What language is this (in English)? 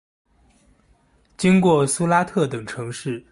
Chinese